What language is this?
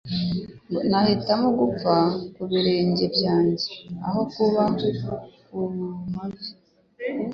Kinyarwanda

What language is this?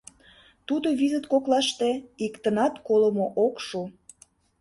Mari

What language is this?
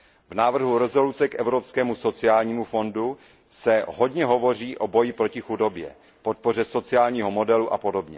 Czech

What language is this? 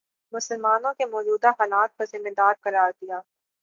Urdu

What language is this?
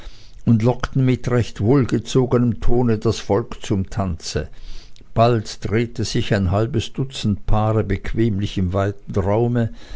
German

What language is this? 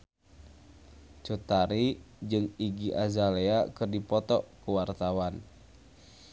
Sundanese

